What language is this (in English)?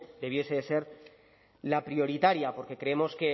Spanish